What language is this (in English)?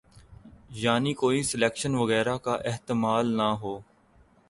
Urdu